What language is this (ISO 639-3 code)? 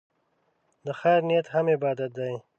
pus